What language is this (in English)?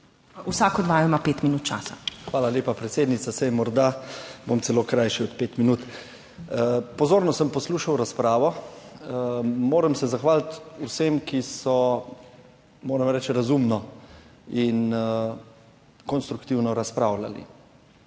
Slovenian